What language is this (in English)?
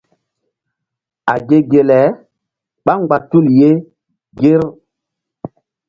Mbum